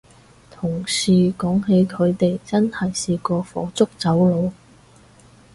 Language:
Cantonese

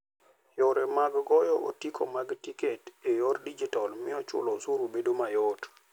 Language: Luo (Kenya and Tanzania)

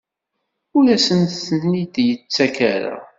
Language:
Kabyle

